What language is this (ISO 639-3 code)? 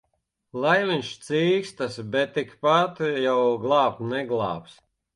lav